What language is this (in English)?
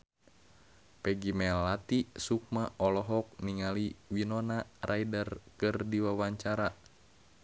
Sundanese